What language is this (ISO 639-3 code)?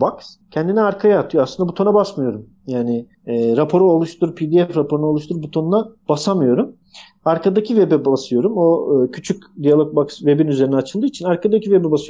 tur